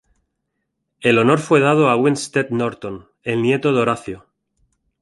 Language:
Spanish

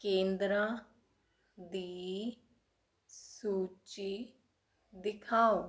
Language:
Punjabi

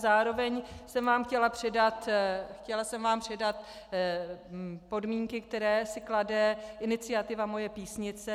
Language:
Czech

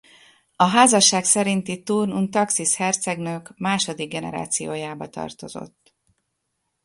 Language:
Hungarian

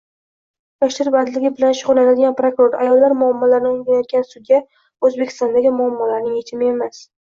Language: Uzbek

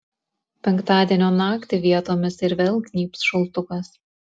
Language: Lithuanian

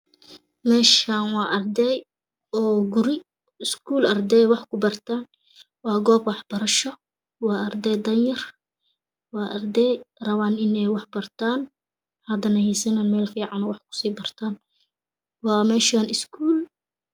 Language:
Somali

